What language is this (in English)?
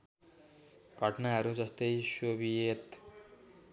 Nepali